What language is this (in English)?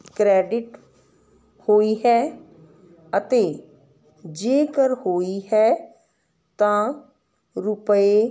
Punjabi